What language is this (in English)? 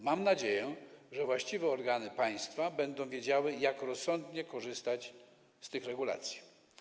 Polish